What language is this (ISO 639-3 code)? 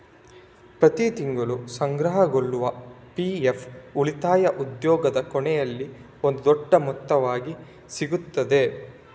kan